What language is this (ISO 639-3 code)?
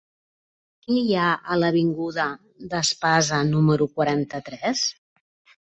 cat